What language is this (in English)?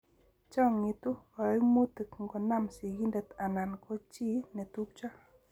Kalenjin